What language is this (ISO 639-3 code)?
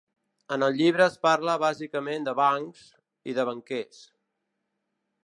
cat